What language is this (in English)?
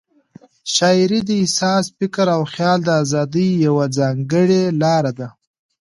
Pashto